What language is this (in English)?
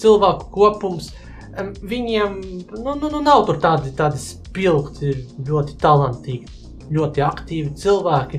Latvian